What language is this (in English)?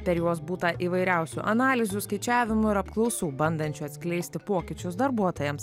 Lithuanian